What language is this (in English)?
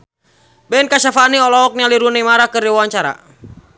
Sundanese